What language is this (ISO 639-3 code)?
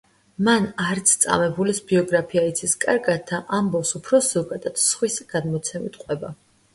kat